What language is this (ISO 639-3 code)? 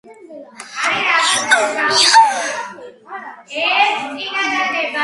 kat